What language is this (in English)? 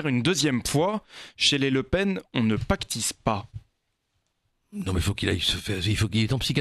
French